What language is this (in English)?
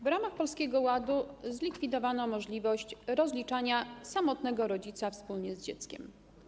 Polish